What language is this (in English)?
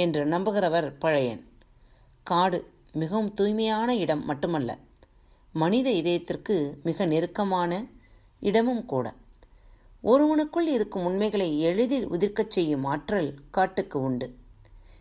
Tamil